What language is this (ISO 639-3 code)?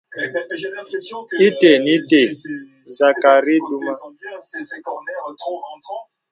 beb